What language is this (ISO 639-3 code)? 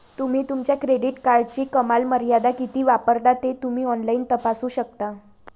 mar